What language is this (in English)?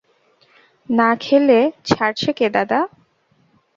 Bangla